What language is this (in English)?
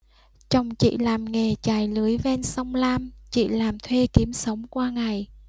Vietnamese